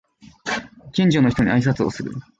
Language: Japanese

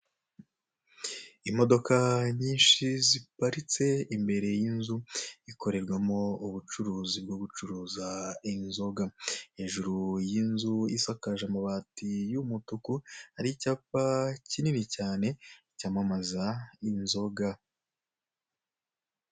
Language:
Kinyarwanda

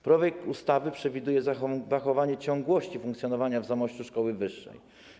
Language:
Polish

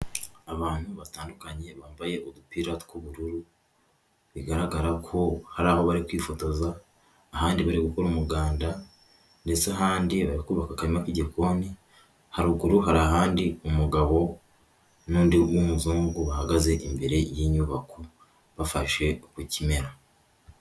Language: Kinyarwanda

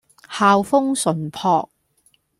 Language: Cantonese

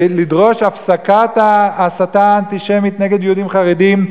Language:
Hebrew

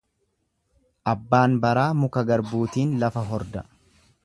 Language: Oromo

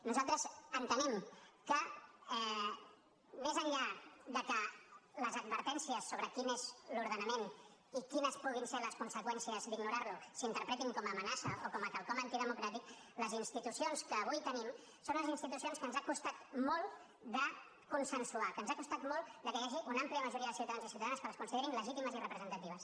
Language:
Catalan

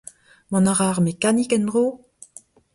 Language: Breton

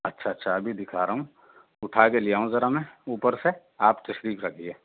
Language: Urdu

